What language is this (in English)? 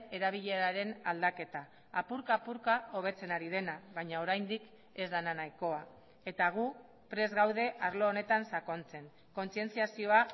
Basque